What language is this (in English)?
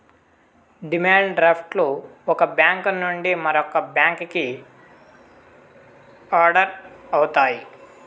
Telugu